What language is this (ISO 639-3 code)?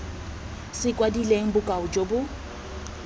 tsn